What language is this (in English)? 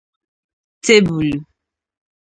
Igbo